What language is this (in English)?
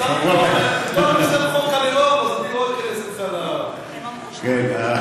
Hebrew